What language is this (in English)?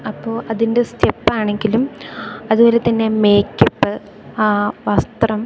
Malayalam